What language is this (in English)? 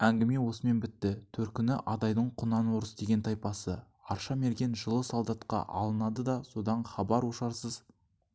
Kazakh